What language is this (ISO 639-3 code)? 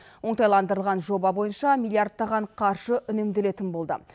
kaz